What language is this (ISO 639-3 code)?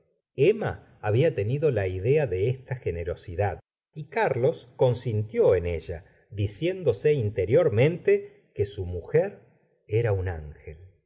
spa